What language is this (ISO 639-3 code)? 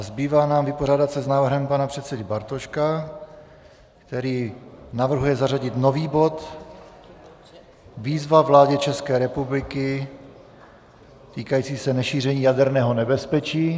ces